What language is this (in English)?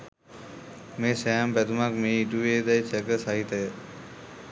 Sinhala